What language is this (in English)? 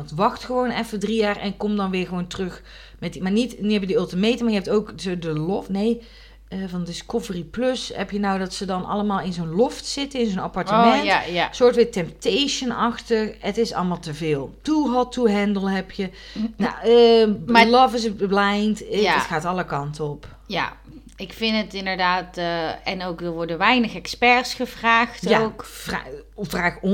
Dutch